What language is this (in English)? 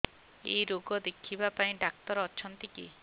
Odia